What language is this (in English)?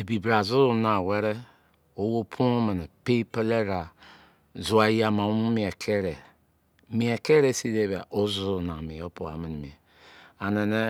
Izon